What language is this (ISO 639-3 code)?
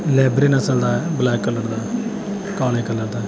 pan